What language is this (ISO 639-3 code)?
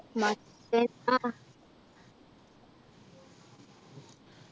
mal